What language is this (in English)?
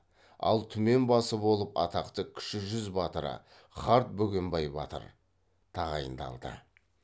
Kazakh